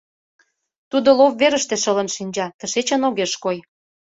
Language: Mari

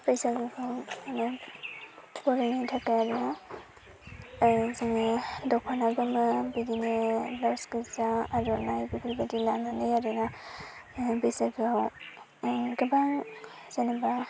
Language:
Bodo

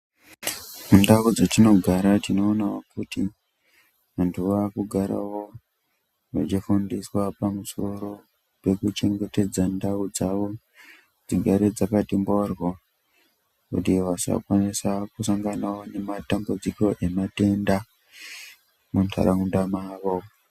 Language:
Ndau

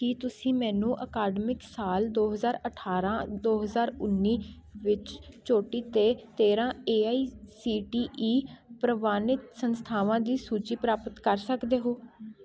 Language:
Punjabi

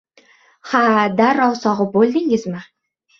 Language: Uzbek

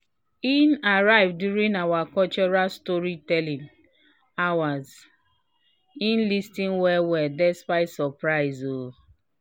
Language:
Nigerian Pidgin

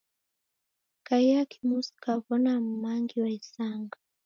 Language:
Taita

